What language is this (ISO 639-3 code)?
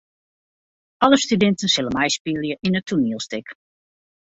fry